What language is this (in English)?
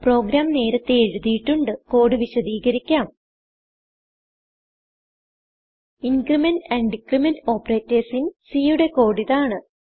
Malayalam